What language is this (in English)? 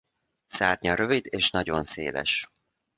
Hungarian